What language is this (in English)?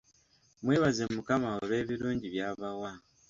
Ganda